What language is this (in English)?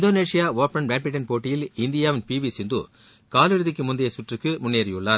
Tamil